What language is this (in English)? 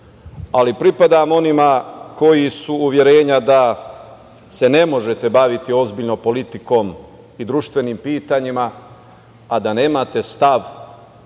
Serbian